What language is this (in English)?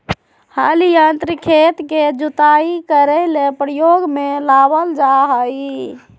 Magahi